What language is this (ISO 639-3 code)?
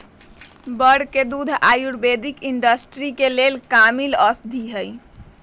mag